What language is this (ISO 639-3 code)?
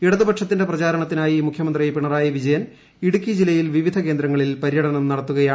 mal